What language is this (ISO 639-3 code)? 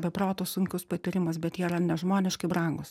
lit